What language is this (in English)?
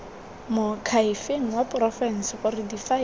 Tswana